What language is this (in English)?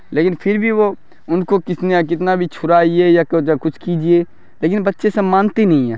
Urdu